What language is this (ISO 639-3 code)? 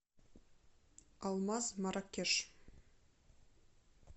rus